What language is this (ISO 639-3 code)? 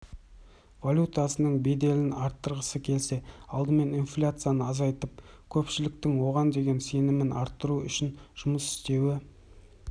kaz